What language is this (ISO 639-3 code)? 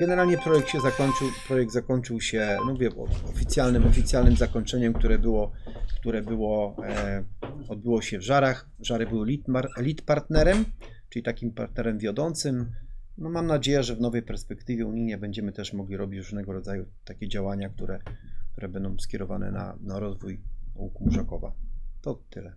pol